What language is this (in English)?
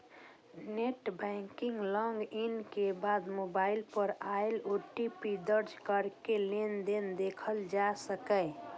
Maithili